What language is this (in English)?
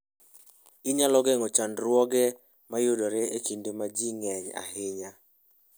Luo (Kenya and Tanzania)